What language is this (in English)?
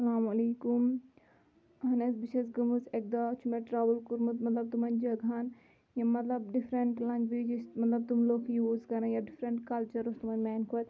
Kashmiri